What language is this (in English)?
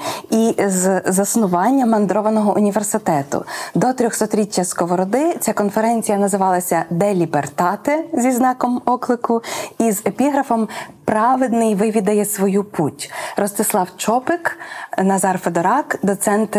Ukrainian